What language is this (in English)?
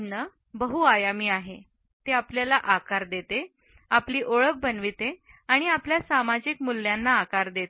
Marathi